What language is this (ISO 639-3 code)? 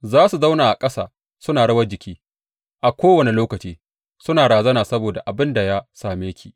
hau